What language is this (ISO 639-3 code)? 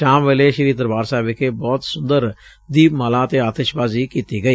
pan